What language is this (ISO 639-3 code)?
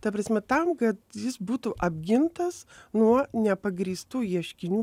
lit